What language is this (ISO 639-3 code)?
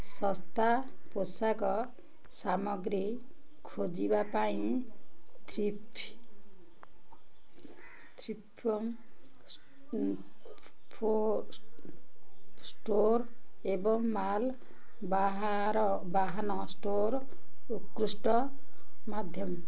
ori